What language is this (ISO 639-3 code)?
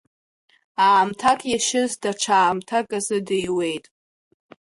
abk